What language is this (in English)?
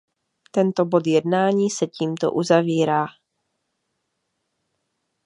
Czech